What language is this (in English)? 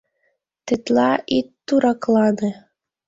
Mari